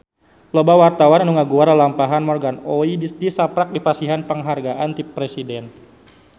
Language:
Sundanese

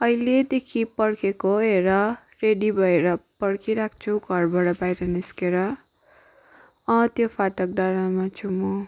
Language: Nepali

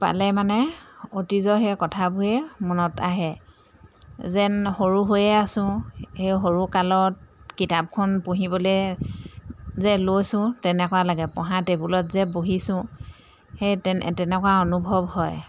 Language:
Assamese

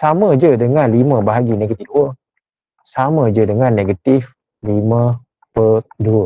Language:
Malay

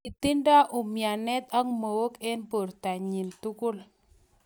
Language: Kalenjin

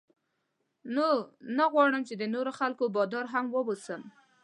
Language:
Pashto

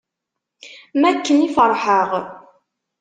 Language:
Kabyle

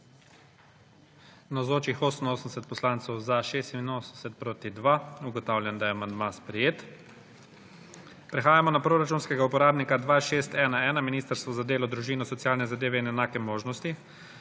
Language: Slovenian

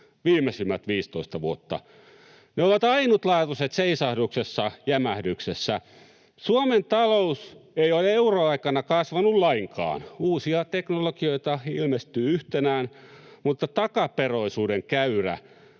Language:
Finnish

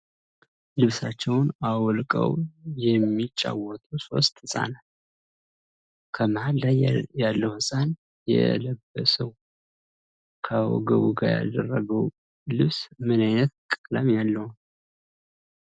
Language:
Amharic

